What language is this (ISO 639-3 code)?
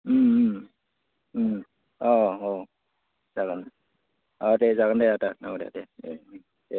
brx